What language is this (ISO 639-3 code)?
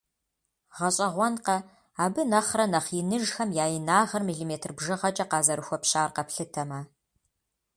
kbd